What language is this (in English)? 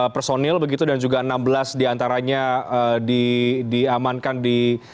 Indonesian